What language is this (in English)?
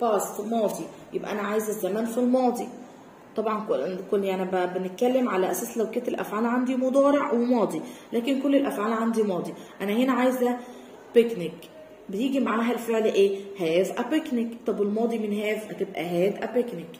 Arabic